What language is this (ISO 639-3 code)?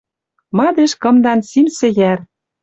mrj